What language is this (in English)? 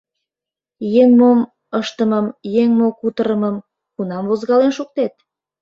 Mari